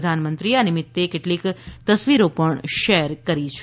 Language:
Gujarati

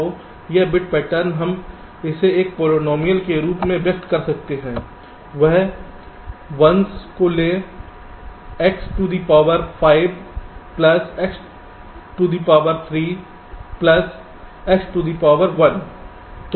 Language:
Hindi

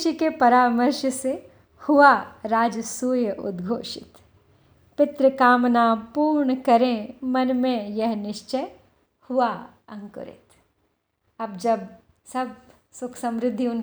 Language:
Hindi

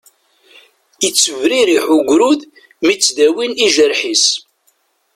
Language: Kabyle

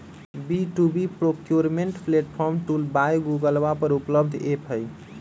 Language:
Magahi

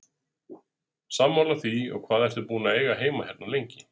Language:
Icelandic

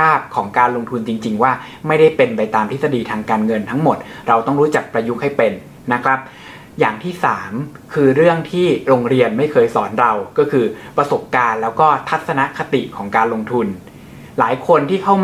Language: Thai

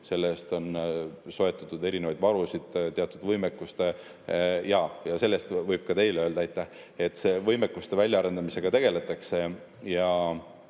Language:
Estonian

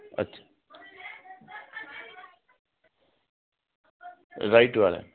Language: Hindi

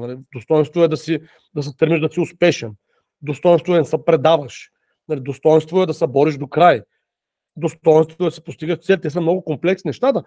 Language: Bulgarian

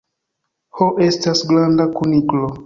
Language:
Esperanto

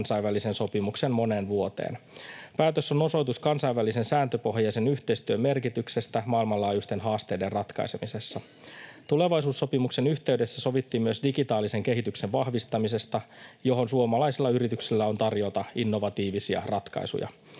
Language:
Finnish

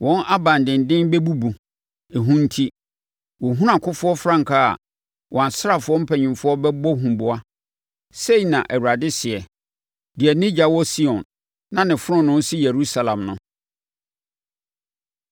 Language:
Akan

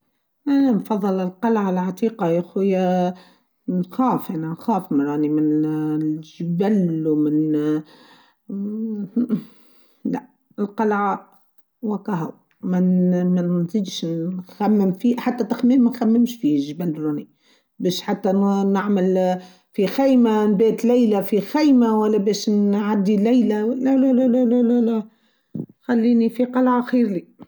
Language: Tunisian Arabic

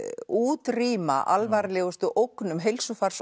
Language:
Icelandic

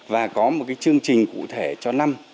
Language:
Vietnamese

